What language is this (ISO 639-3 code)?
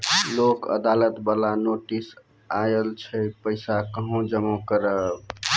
mai